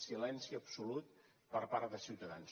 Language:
Catalan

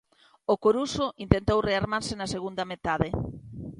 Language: Galician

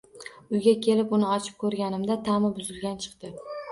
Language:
Uzbek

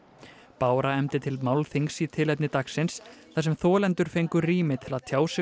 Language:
Icelandic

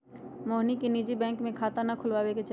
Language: Magahi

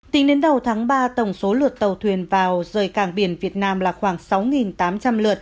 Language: Vietnamese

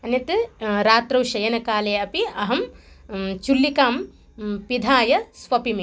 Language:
Sanskrit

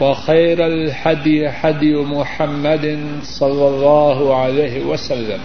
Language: Urdu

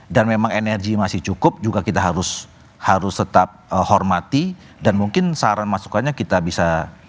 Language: Indonesian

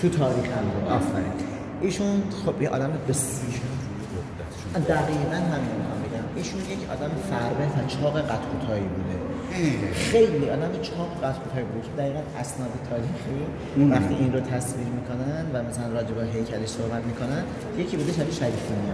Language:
Persian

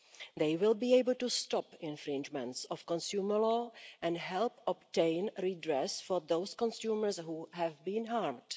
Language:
English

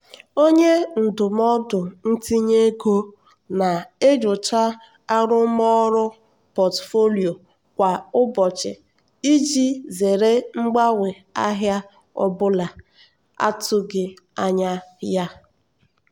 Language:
Igbo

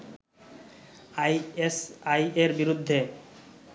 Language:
Bangla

